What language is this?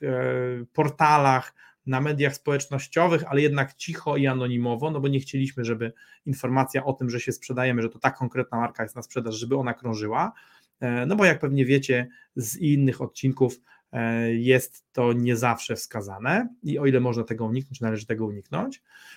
Polish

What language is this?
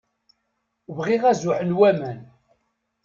Kabyle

